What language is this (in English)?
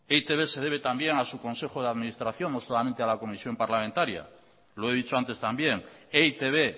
Spanish